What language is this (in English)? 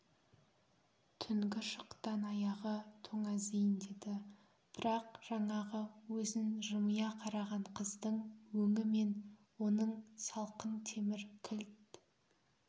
Kazakh